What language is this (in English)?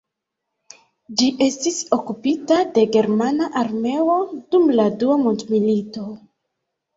Esperanto